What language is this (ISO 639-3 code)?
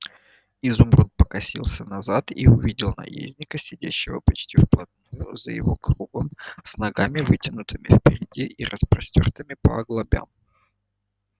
rus